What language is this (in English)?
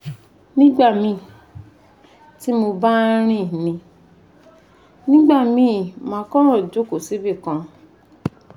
Yoruba